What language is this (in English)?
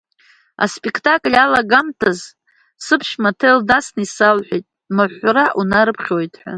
Abkhazian